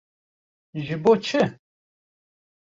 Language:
Kurdish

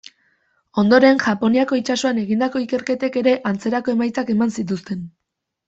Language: Basque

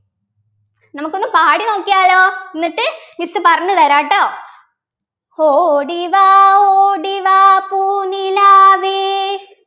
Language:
Malayalam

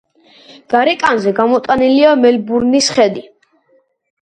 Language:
Georgian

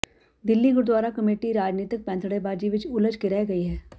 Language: Punjabi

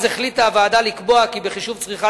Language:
Hebrew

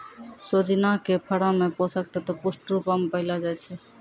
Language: Maithili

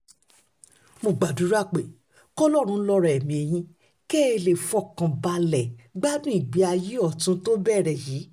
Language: Yoruba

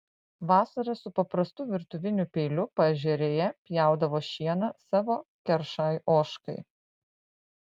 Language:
Lithuanian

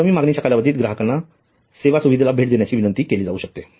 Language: Marathi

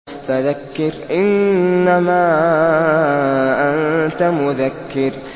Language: Arabic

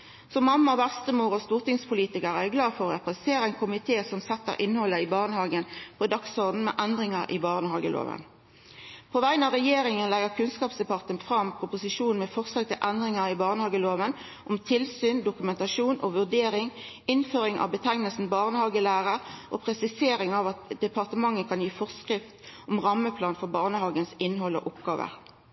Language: Norwegian Nynorsk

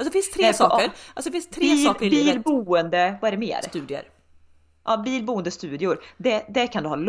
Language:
Swedish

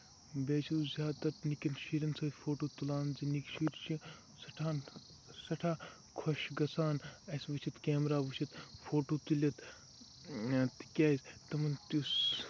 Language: Kashmiri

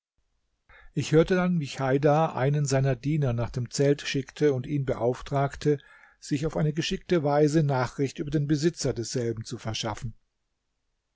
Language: German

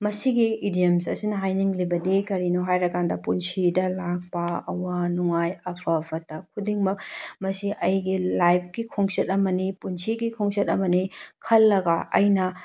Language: Manipuri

